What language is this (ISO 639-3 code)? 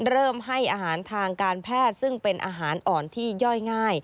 tha